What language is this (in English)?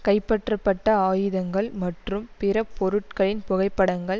Tamil